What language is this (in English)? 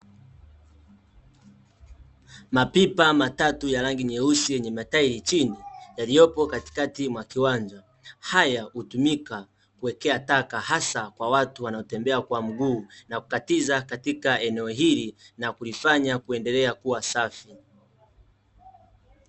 Swahili